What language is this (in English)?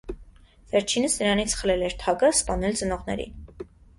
Armenian